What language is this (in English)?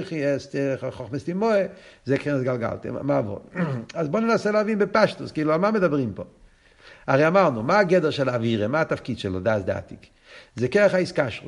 Hebrew